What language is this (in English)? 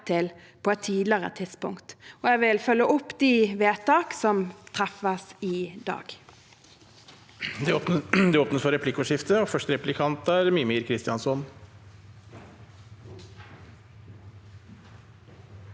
Norwegian